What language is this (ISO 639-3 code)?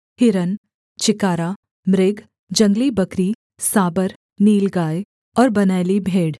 hin